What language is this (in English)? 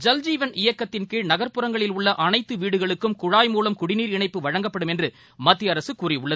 Tamil